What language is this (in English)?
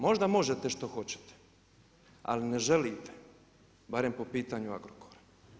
Croatian